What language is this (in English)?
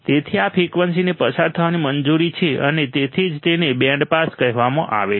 Gujarati